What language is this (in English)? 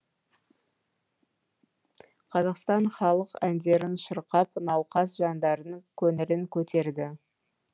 Kazakh